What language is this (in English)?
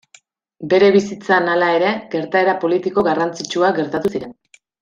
Basque